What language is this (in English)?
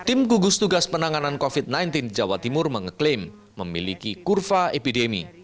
Indonesian